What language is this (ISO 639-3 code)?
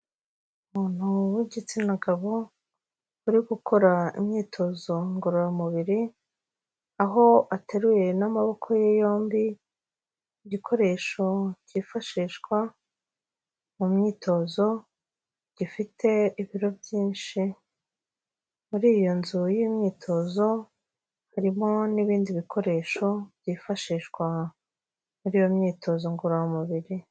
kin